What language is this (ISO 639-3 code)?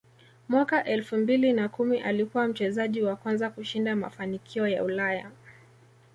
swa